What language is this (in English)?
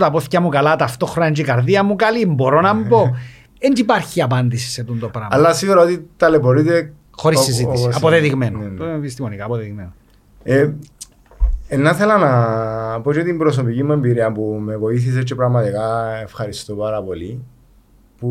Greek